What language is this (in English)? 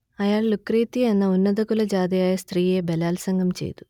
Malayalam